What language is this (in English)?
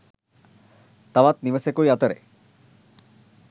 Sinhala